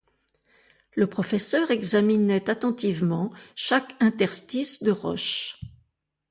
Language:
French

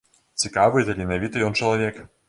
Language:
Belarusian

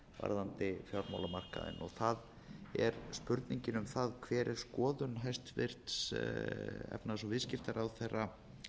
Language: Icelandic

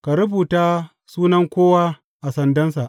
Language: Hausa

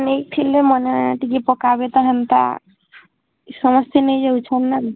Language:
Odia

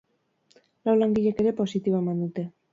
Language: Basque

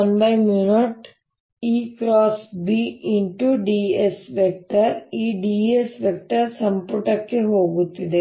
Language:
Kannada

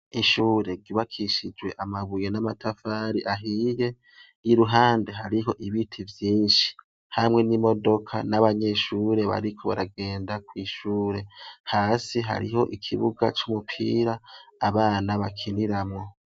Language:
Rundi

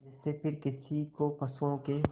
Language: Hindi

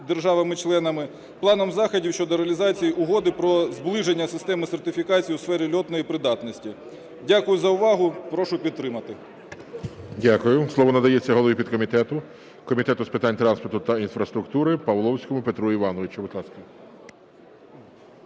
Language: Ukrainian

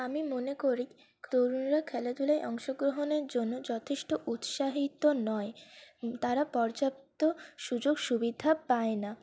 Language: Bangla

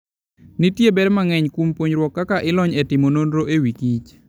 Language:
Luo (Kenya and Tanzania)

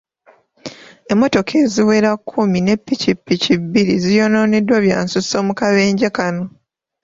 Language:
Ganda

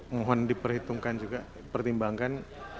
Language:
Indonesian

